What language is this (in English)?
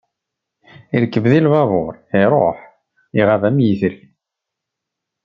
Kabyle